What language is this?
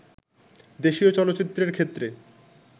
Bangla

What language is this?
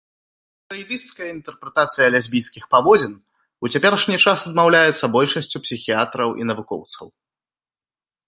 Belarusian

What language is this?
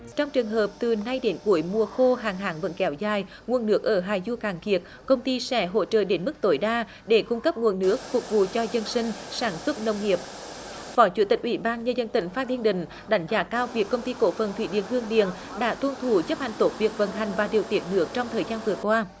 Vietnamese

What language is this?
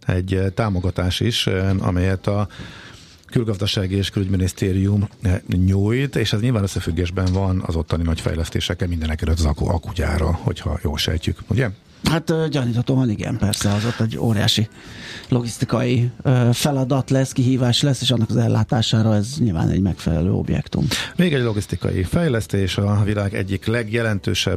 Hungarian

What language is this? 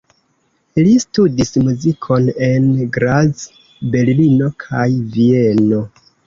Esperanto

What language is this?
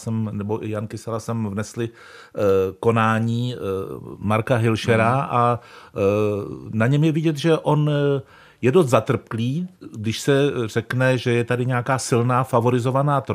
Czech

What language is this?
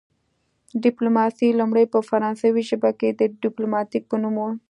Pashto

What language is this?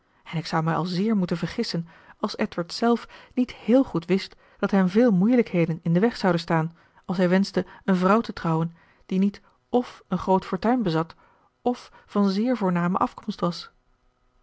Dutch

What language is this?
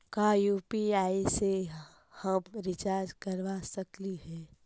Magahi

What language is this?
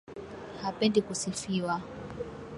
Swahili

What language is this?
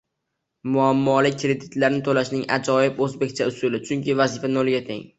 Uzbek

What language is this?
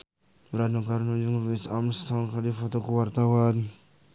Sundanese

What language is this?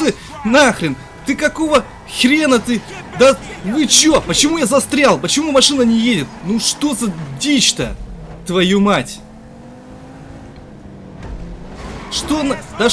Russian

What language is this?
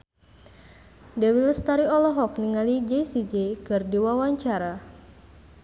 Sundanese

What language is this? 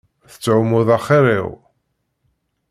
Kabyle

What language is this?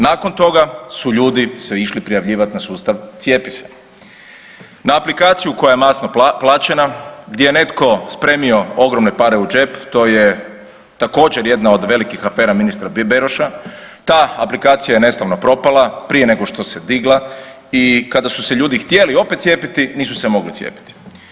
Croatian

